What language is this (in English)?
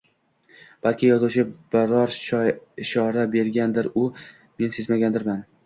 Uzbek